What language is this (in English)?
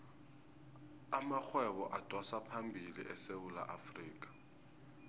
South Ndebele